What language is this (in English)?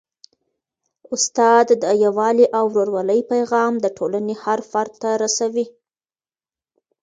Pashto